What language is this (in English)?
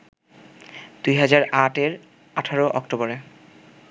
Bangla